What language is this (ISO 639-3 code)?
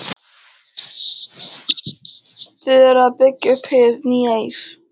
isl